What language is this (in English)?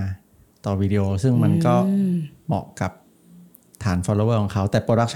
Thai